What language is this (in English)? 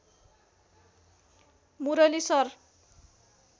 Nepali